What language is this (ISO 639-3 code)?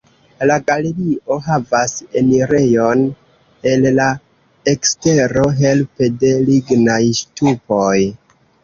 epo